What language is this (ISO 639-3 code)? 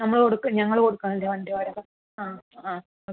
mal